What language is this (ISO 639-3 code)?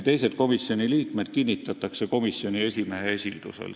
est